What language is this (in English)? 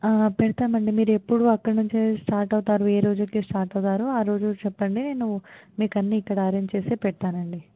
Telugu